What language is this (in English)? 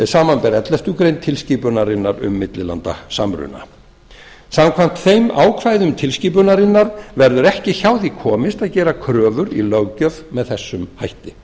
Icelandic